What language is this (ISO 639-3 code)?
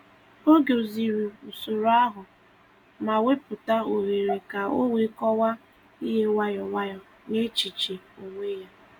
ibo